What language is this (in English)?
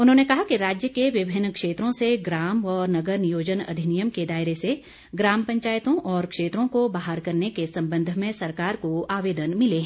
Hindi